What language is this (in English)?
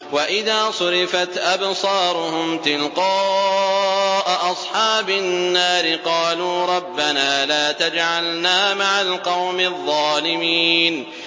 Arabic